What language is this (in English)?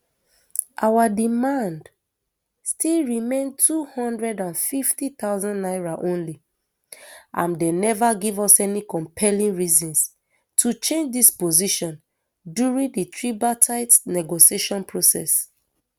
Nigerian Pidgin